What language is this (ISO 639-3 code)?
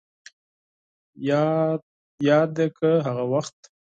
pus